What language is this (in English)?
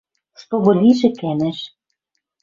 Western Mari